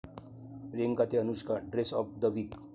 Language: Marathi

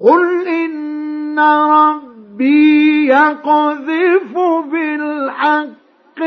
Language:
Arabic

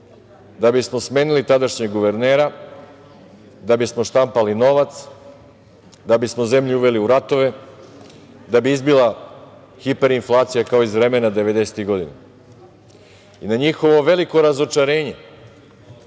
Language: Serbian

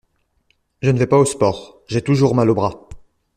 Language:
French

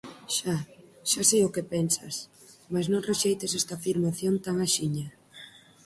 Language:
Galician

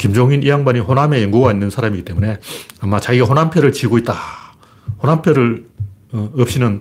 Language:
Korean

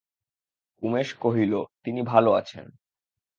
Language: Bangla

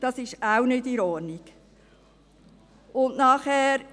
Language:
Swiss German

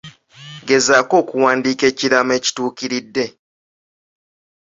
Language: Ganda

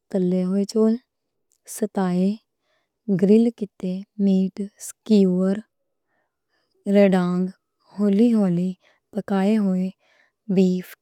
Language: Western Panjabi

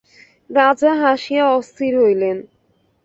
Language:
Bangla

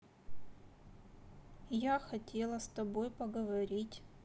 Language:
Russian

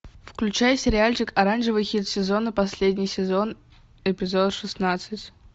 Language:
Russian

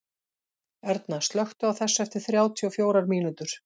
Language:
Icelandic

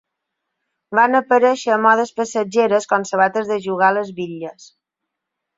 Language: Catalan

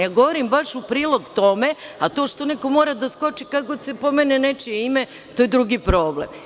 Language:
Serbian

